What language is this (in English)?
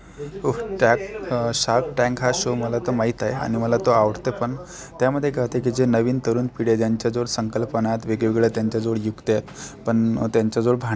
Marathi